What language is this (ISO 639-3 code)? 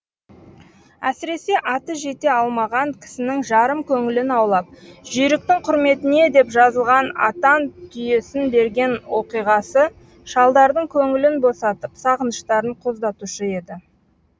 kaz